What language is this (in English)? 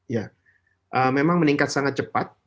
Indonesian